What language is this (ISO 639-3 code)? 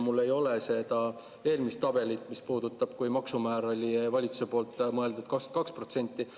est